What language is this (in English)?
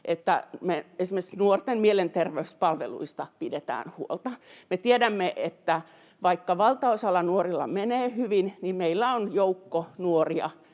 Finnish